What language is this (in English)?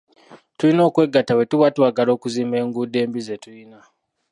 Ganda